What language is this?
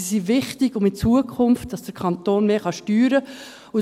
Swiss German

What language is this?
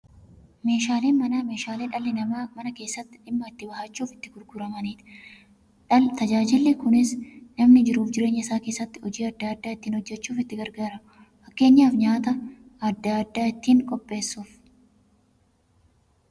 Oromo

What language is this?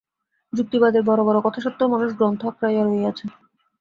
Bangla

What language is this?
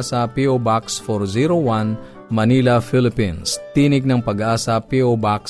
Filipino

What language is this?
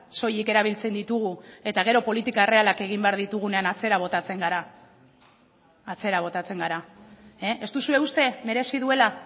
Basque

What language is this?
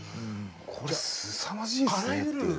Japanese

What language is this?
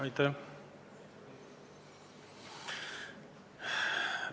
Estonian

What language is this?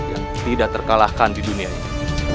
Indonesian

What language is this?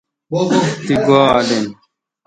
Kalkoti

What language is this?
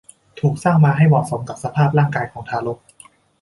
Thai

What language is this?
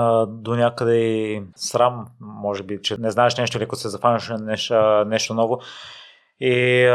Bulgarian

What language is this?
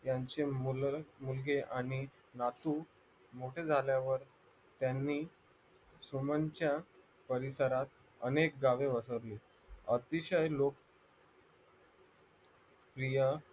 Marathi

